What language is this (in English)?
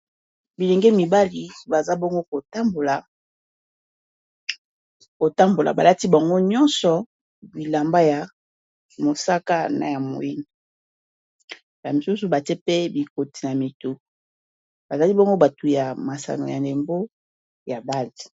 Lingala